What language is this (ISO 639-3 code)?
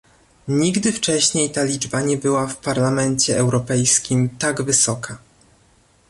pol